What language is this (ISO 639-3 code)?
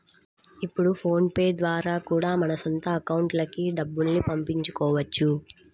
tel